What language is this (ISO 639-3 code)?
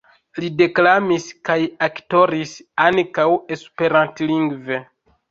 epo